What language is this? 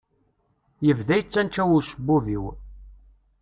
Kabyle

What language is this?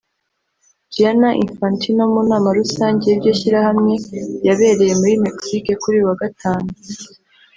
Kinyarwanda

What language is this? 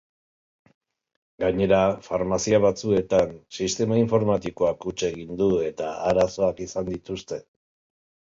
Basque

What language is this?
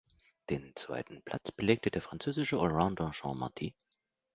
German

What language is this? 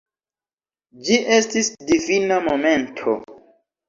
Esperanto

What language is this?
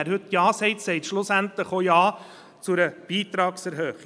Swiss German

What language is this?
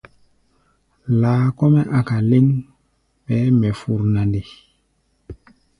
Gbaya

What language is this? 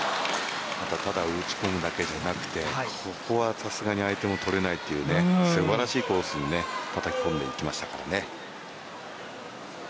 Japanese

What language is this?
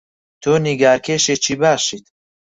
Central Kurdish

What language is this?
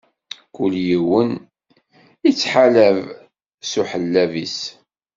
Kabyle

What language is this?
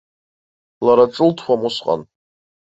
Abkhazian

